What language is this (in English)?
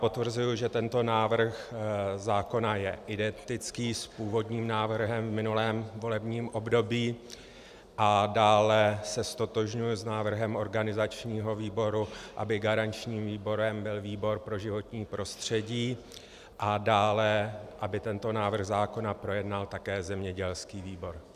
Czech